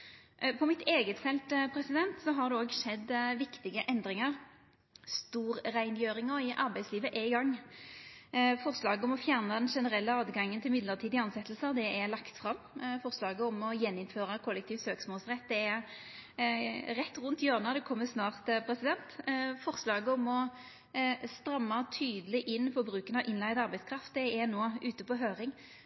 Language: Norwegian Nynorsk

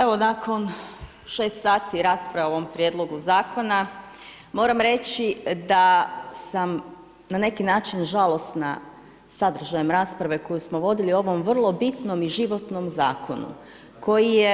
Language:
Croatian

